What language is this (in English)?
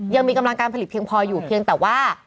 Thai